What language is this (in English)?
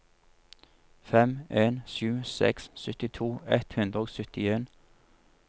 Norwegian